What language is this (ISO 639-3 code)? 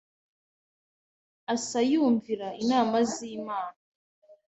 kin